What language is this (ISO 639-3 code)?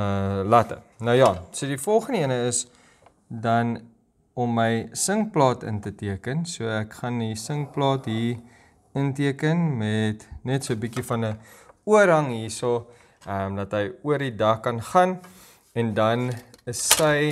nld